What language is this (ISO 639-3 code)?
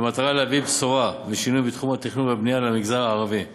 heb